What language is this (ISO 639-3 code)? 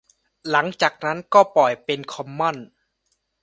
tha